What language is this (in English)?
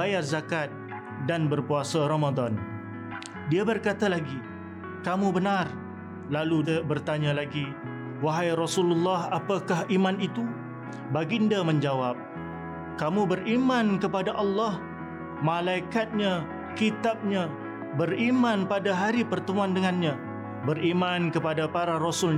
Malay